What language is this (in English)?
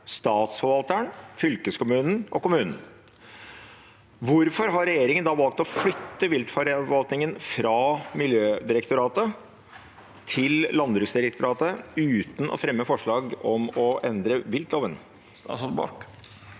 Norwegian